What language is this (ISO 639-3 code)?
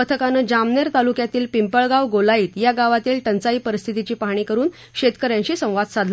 mar